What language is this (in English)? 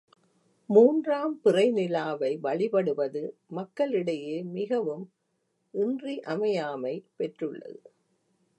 Tamil